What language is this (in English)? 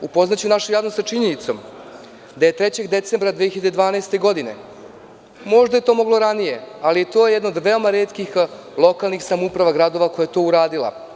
Serbian